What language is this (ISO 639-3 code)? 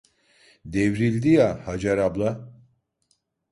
tur